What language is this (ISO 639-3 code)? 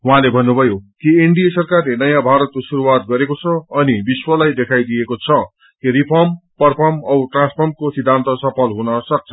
nep